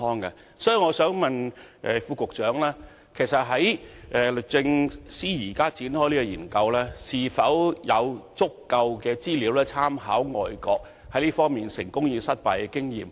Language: Cantonese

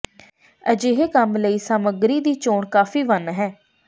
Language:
Punjabi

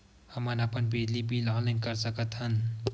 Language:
Chhattisgarhi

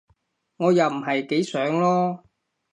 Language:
Cantonese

